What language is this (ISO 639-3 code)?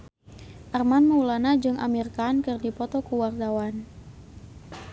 sun